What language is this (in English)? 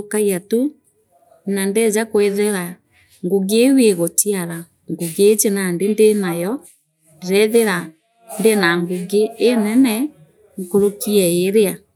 Meru